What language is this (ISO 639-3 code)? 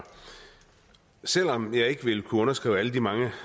dan